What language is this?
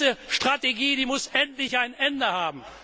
German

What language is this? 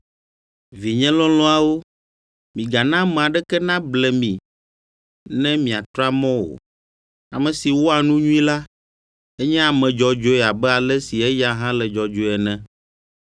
Ewe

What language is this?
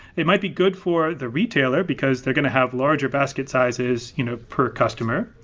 English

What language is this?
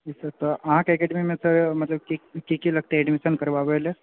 Maithili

